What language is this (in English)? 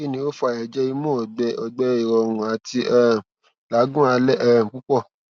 Yoruba